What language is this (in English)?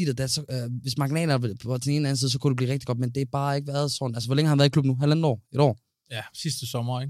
Danish